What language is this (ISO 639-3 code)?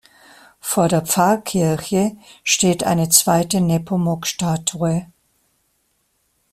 deu